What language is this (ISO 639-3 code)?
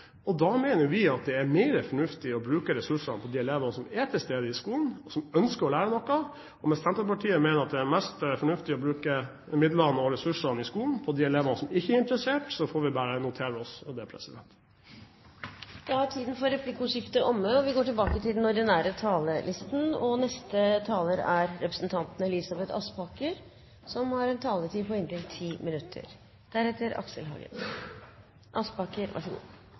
nor